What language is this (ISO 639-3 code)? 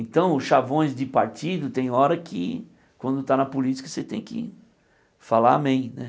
por